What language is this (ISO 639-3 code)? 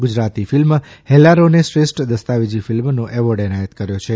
guj